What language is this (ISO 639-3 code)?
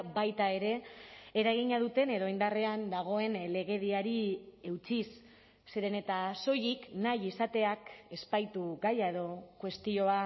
eus